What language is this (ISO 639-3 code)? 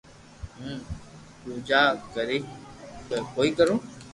lrk